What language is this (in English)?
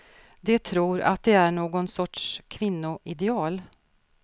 Swedish